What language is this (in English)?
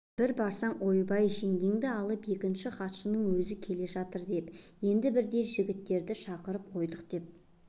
Kazakh